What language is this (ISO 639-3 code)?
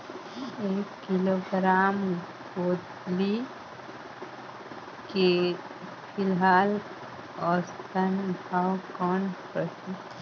hne